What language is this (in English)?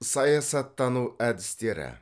Kazakh